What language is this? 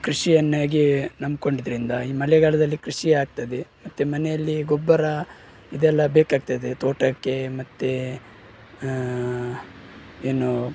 Kannada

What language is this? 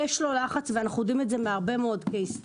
Hebrew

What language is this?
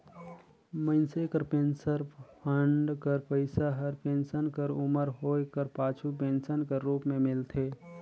Chhattisgarhi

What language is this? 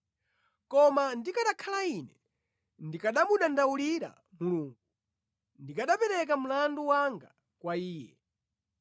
Nyanja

